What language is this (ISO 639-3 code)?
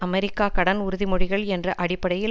tam